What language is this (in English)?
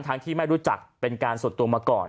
Thai